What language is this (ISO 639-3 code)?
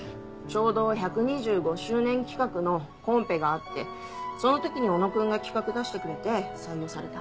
jpn